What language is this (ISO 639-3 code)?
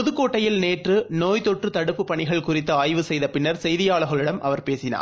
tam